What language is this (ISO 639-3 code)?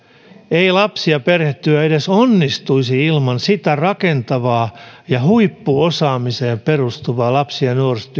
fin